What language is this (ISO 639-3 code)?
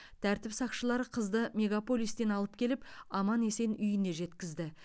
kaz